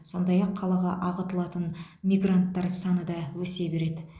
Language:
Kazakh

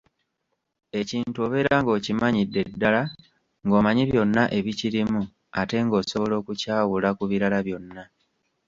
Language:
Ganda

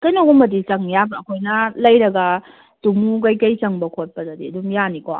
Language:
Manipuri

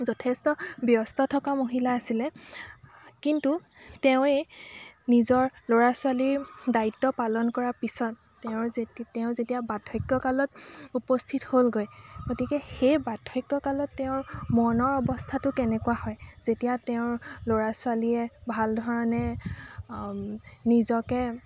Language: Assamese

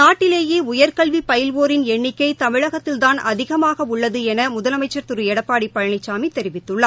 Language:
Tamil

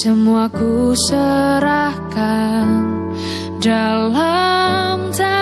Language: Indonesian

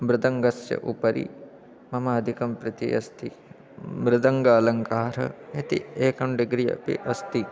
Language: Sanskrit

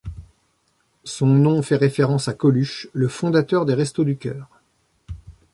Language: French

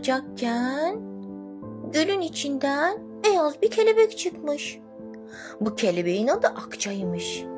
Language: Turkish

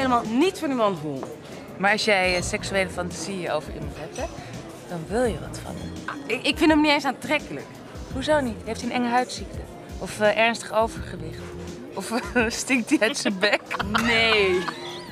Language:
Dutch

